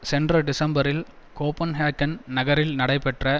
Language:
Tamil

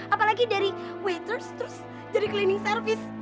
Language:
Indonesian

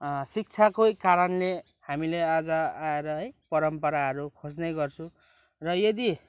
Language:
Nepali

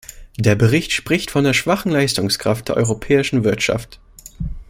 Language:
German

